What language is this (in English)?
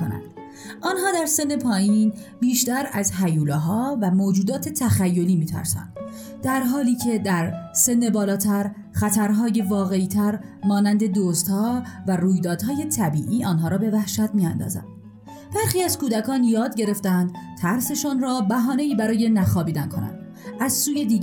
Persian